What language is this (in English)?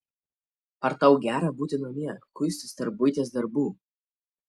Lithuanian